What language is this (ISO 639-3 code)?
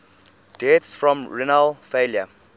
eng